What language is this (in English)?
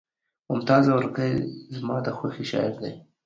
Pashto